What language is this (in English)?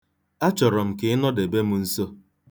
Igbo